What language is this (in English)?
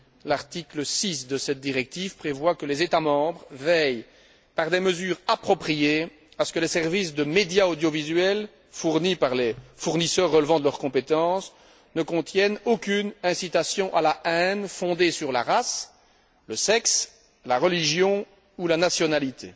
French